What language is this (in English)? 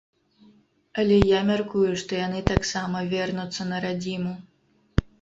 Belarusian